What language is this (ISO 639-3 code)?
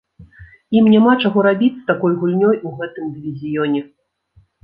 bel